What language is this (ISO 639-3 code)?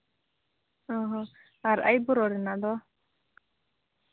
sat